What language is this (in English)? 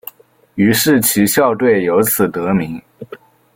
Chinese